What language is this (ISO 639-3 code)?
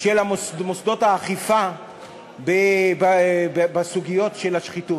heb